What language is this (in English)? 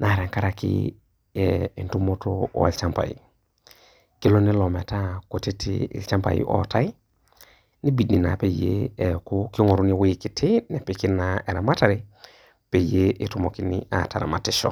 Masai